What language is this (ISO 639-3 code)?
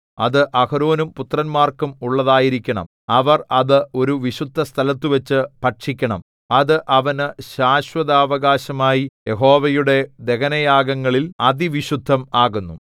mal